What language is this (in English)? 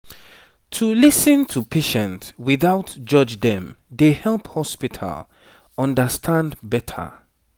Nigerian Pidgin